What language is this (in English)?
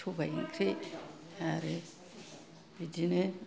Bodo